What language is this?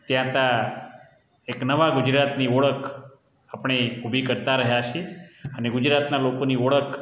Gujarati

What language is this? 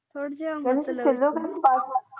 Punjabi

